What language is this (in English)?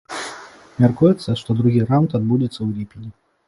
Belarusian